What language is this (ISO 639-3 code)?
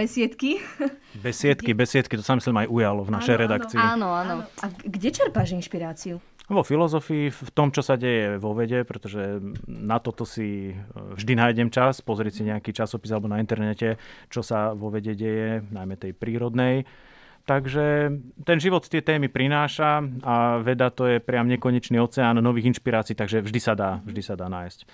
slk